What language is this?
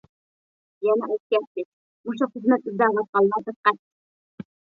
Uyghur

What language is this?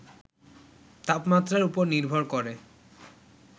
Bangla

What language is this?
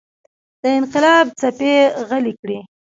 Pashto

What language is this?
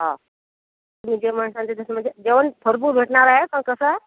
Marathi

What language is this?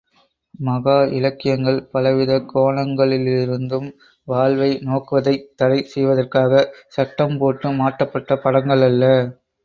Tamil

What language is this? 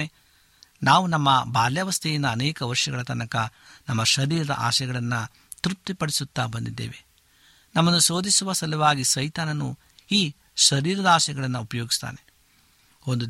Kannada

